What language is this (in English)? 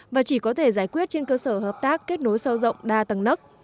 Vietnamese